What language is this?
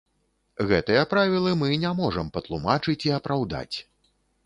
Belarusian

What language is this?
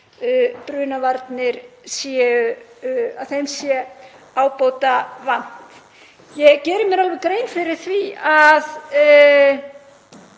Icelandic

